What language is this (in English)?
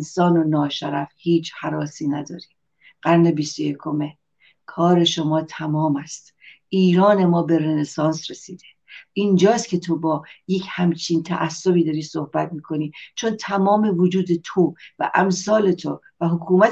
Persian